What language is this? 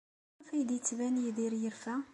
Kabyle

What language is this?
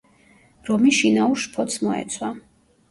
Georgian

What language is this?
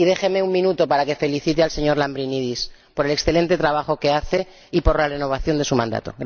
Spanish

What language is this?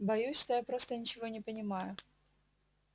Russian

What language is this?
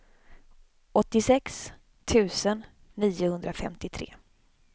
Swedish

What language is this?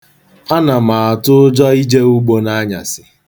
Igbo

